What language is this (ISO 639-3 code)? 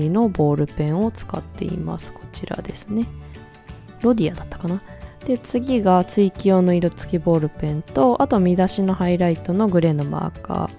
jpn